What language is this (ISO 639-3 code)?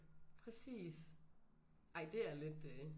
dan